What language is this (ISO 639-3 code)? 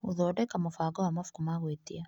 kik